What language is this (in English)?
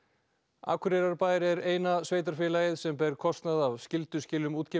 Icelandic